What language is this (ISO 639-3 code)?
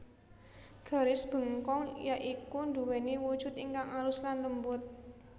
jav